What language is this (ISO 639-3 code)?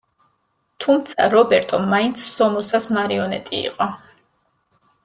kat